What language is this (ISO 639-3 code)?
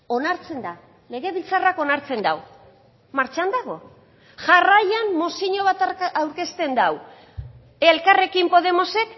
eus